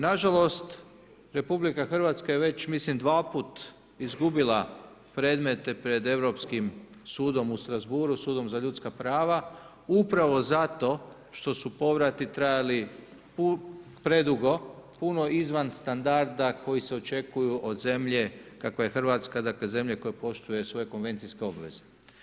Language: Croatian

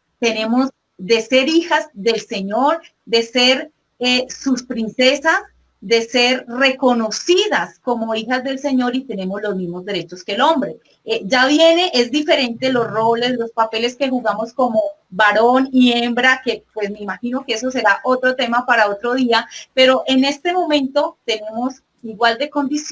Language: Spanish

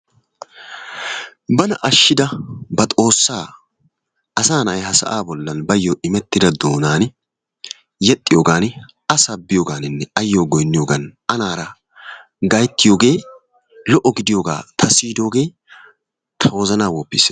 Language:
Wolaytta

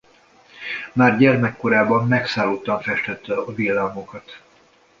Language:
Hungarian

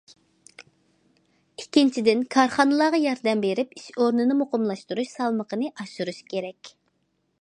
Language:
Uyghur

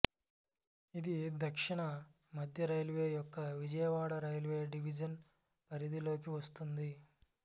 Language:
Telugu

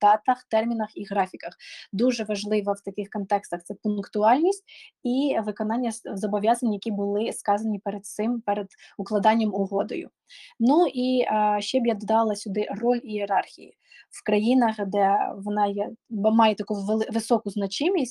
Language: Ukrainian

